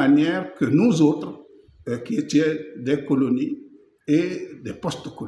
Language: French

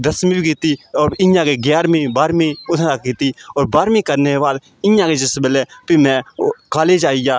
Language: Dogri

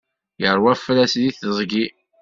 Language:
Kabyle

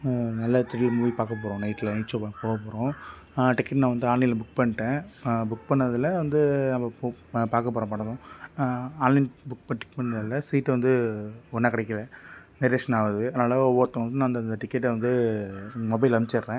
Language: Tamil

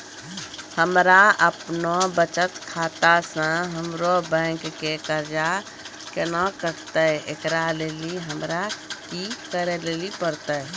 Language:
Maithili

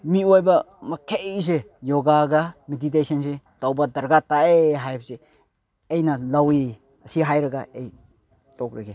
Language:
Manipuri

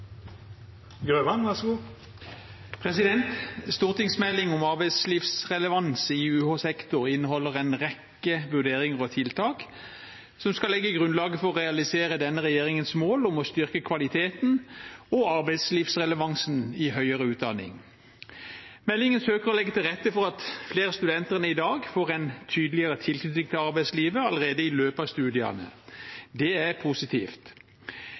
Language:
Norwegian Bokmål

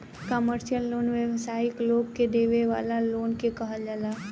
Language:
Bhojpuri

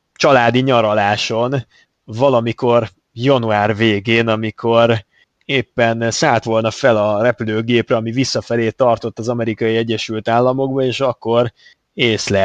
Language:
Hungarian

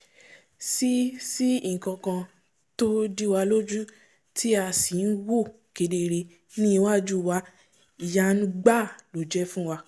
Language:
Yoruba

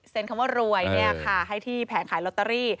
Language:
Thai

